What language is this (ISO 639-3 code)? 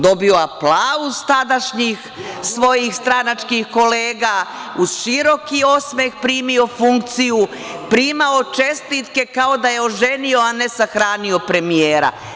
srp